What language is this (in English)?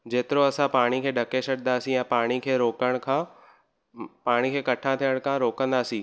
Sindhi